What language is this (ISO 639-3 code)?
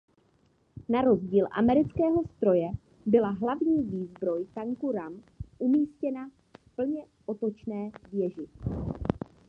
ces